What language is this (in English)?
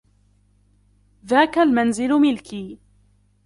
Arabic